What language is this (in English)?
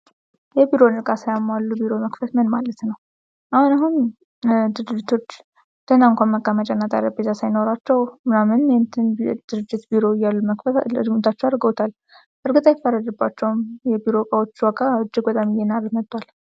Amharic